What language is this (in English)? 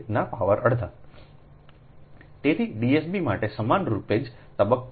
Gujarati